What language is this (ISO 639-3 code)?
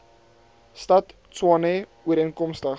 afr